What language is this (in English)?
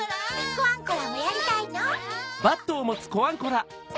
Japanese